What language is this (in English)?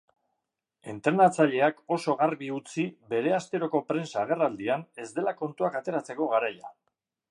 Basque